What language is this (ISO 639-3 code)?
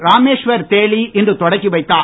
tam